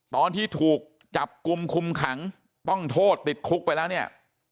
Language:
Thai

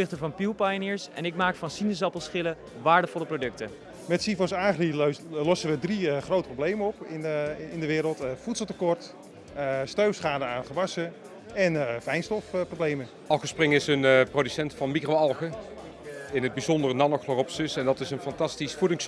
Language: Dutch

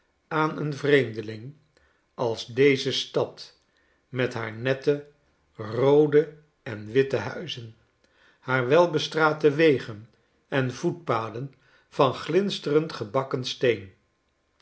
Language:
Dutch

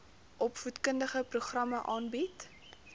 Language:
Afrikaans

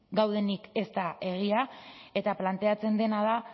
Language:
Basque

